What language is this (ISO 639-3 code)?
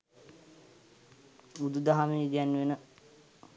sin